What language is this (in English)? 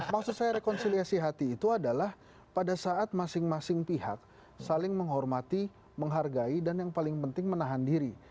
Indonesian